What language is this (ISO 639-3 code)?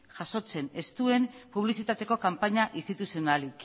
eus